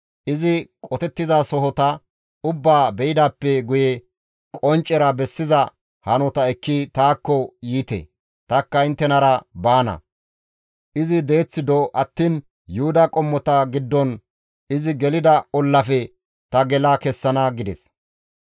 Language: Gamo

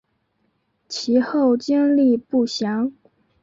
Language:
Chinese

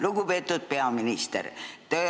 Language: Estonian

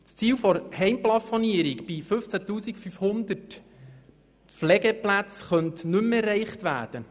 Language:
Swiss German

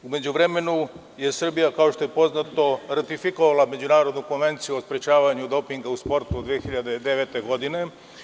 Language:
Serbian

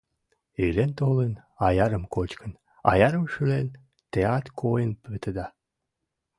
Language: Mari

